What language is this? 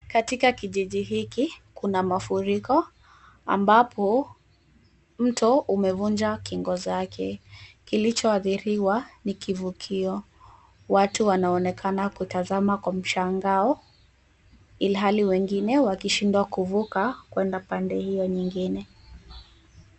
Swahili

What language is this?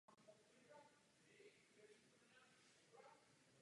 Czech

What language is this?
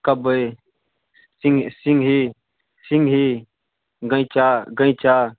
Maithili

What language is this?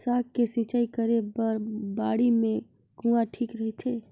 Chhattisgarhi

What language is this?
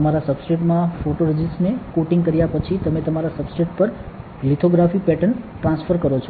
Gujarati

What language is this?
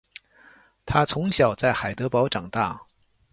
Chinese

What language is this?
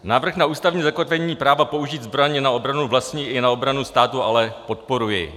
Czech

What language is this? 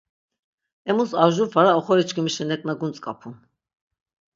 Laz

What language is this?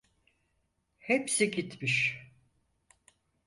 Turkish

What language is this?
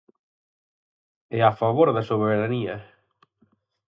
Galician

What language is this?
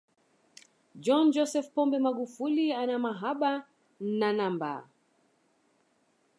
Swahili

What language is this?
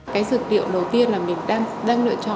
Vietnamese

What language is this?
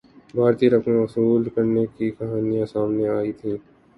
Urdu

